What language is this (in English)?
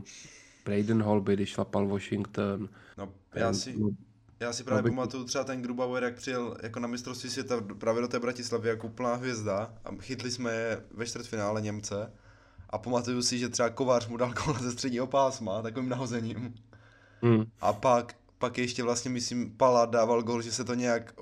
Czech